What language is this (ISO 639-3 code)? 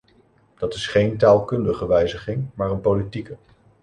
nld